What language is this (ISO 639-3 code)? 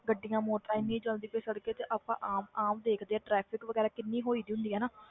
pan